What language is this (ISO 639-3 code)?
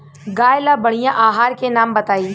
bho